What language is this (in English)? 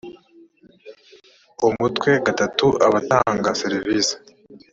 Kinyarwanda